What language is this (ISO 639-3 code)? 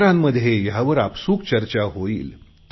mar